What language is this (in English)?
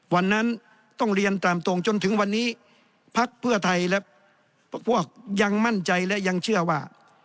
Thai